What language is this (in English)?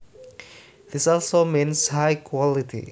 Javanese